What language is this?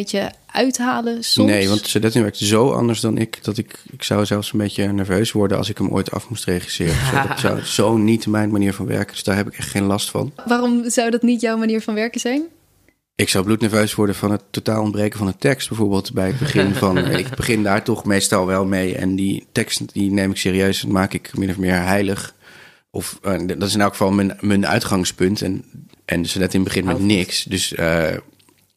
Dutch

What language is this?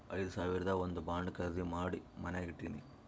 Kannada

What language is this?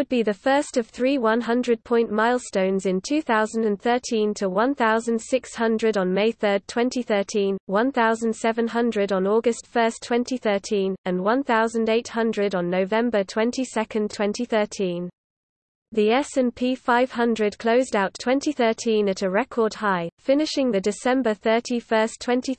English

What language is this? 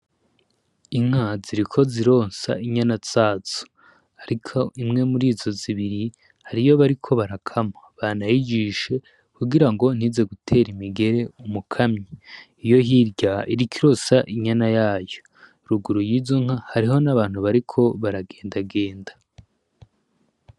Rundi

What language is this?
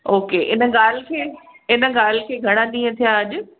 Sindhi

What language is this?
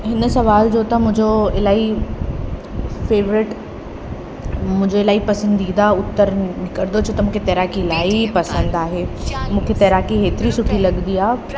Sindhi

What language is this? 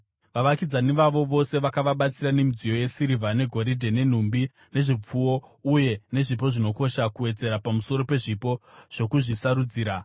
Shona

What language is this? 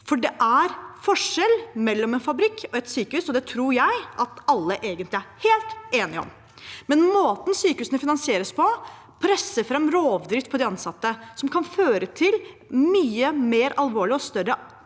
Norwegian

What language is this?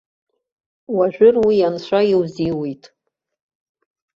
Abkhazian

